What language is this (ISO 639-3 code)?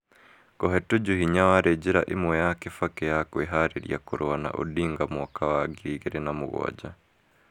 kik